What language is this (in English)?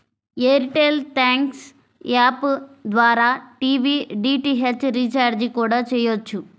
Telugu